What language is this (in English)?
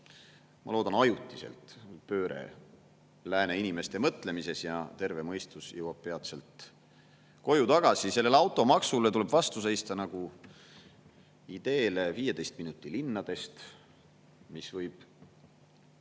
Estonian